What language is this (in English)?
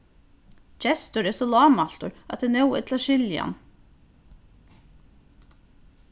Faroese